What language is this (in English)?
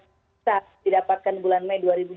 Indonesian